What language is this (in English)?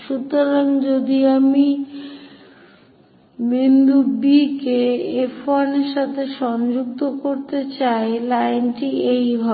Bangla